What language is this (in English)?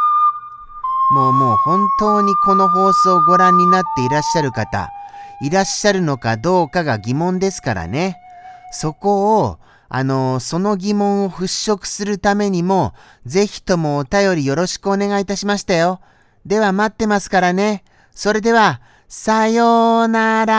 Japanese